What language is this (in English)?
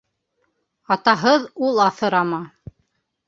Bashkir